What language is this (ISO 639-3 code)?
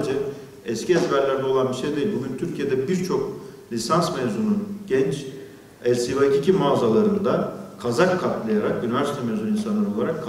tur